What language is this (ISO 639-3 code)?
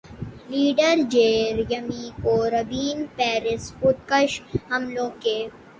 urd